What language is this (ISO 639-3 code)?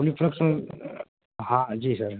urd